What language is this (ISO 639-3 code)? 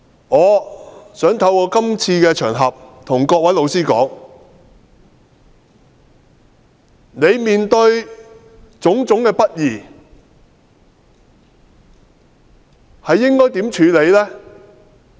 yue